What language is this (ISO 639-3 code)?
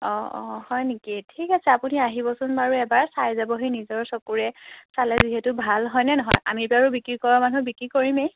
asm